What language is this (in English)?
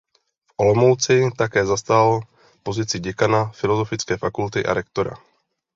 Czech